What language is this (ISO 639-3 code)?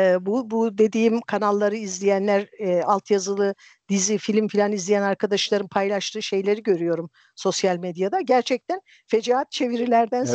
tur